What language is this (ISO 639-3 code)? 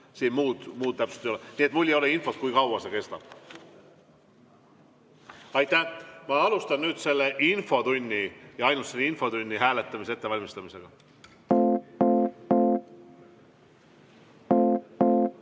est